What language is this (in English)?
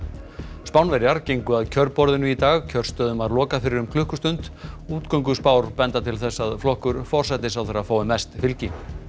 Icelandic